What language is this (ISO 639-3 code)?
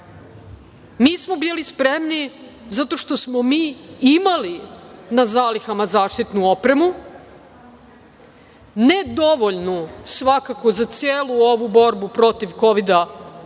srp